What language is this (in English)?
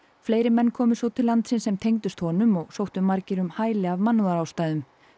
Icelandic